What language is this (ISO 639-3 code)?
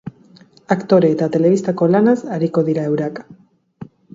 eus